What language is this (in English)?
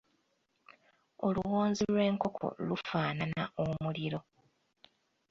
Ganda